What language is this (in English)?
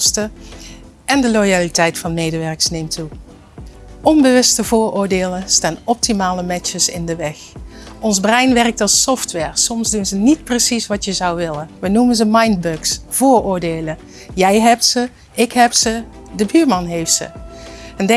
Dutch